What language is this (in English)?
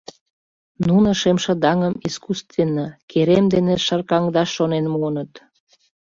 Mari